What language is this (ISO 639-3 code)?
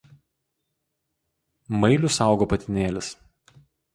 lit